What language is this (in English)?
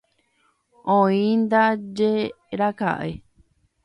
Guarani